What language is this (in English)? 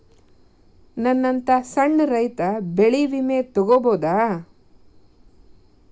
Kannada